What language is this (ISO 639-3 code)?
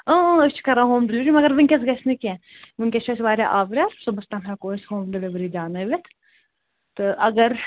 kas